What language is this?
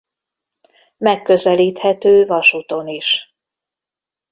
Hungarian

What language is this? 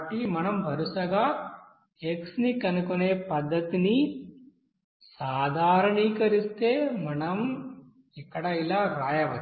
Telugu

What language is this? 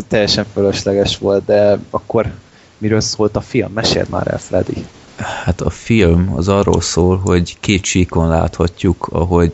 Hungarian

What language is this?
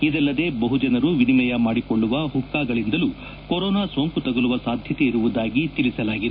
Kannada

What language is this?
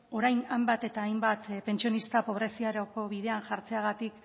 Basque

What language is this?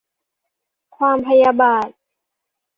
Thai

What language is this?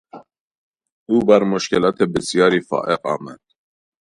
Persian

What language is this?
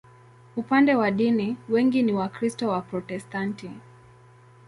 Swahili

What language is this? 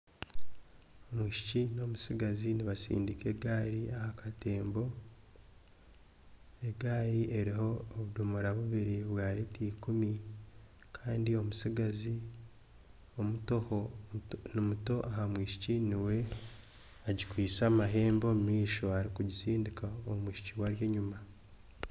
Nyankole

